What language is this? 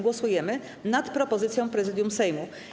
Polish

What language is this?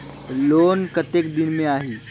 Chhattisgarhi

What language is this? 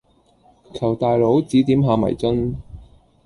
Cantonese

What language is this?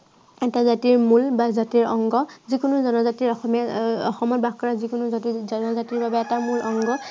Assamese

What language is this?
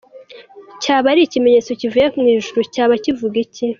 Kinyarwanda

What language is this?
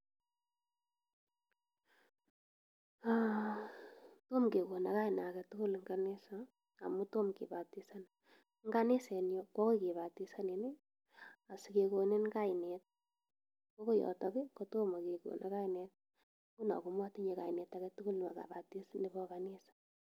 Kalenjin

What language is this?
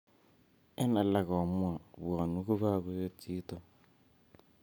Kalenjin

